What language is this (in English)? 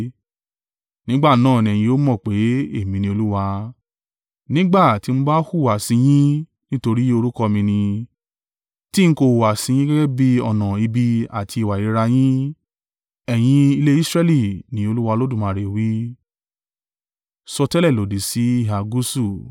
Yoruba